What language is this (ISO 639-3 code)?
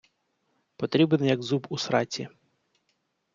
ukr